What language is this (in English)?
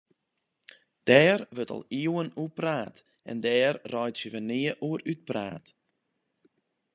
Western Frisian